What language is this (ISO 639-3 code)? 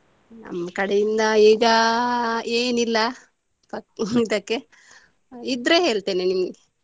kan